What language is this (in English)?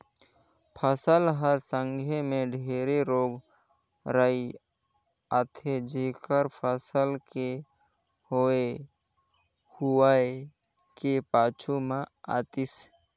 Chhattisgarhi